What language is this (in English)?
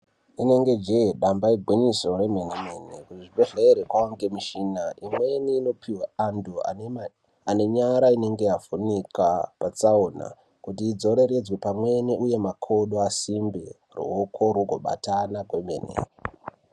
Ndau